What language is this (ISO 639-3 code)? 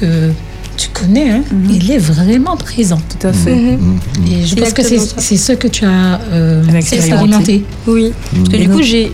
fra